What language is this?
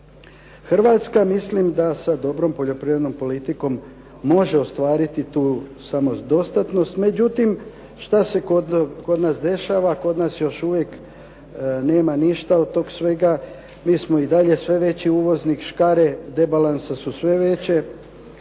Croatian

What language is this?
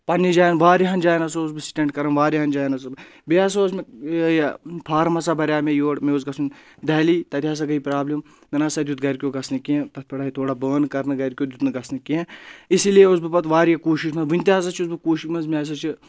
Kashmiri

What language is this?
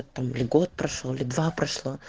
Russian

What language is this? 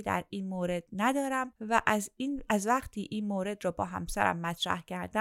Persian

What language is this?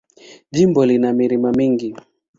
Swahili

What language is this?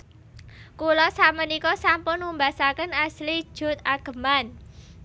Javanese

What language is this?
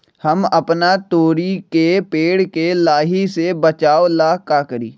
Magahi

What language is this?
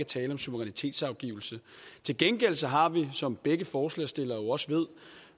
Danish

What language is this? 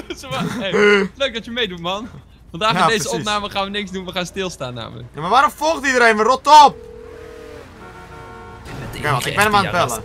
Dutch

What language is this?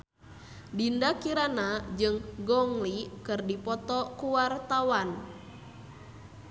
Sundanese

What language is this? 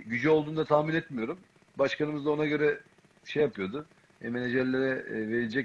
Turkish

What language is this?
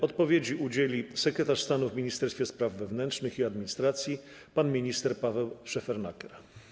Polish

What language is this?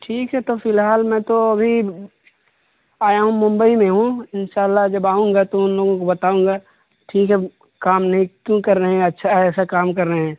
Urdu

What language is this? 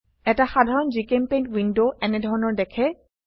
Assamese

